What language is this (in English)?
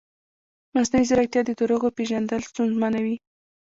Pashto